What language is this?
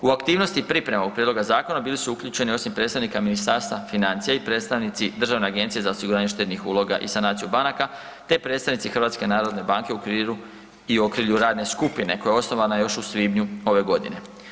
Croatian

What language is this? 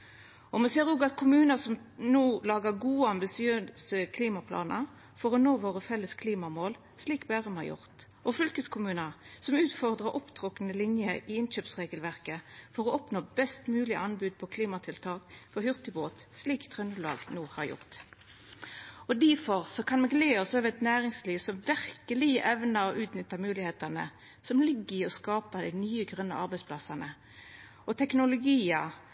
Norwegian Nynorsk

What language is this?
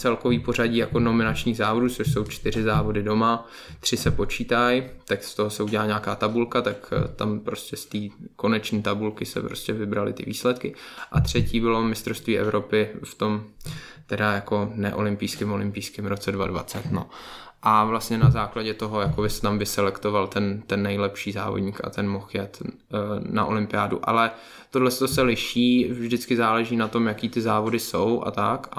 Czech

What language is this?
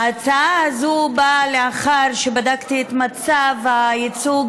Hebrew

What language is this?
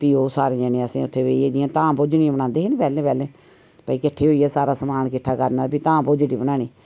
Dogri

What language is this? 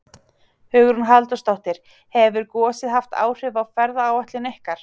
Icelandic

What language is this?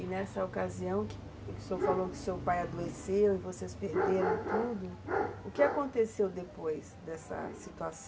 Portuguese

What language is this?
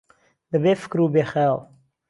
Central Kurdish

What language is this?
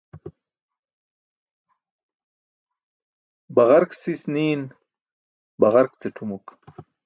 Burushaski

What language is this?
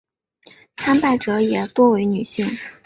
Chinese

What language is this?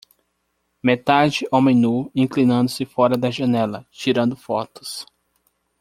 Portuguese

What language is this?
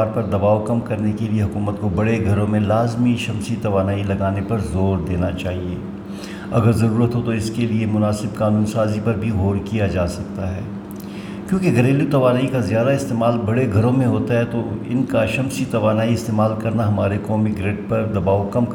Urdu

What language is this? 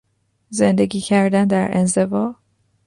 Persian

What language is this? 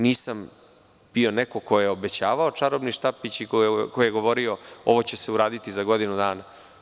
Serbian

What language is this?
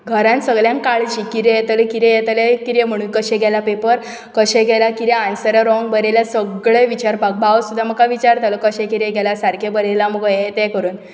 Konkani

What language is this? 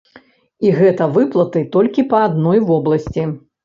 Belarusian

